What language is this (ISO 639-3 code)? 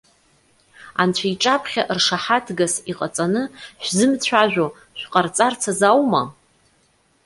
abk